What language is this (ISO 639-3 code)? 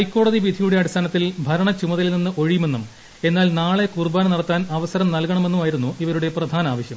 mal